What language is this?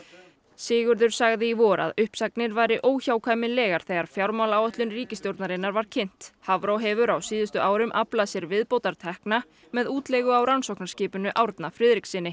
Icelandic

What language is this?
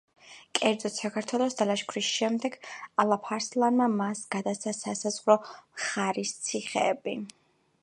Georgian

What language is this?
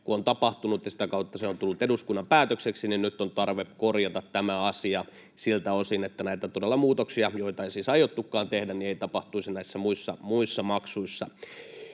Finnish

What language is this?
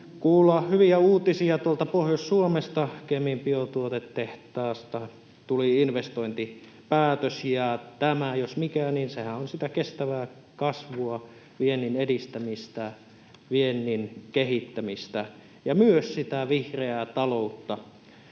Finnish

